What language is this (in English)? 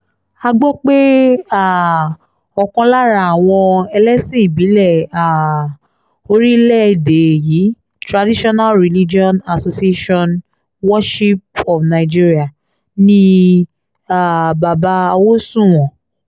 Yoruba